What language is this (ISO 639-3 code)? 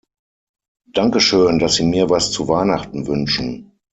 deu